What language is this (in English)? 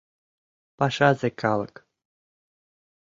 Mari